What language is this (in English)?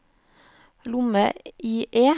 Norwegian